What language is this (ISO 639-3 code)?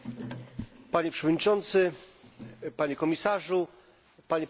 pol